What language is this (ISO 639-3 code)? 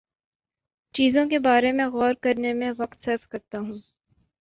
urd